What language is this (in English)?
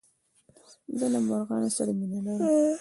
Pashto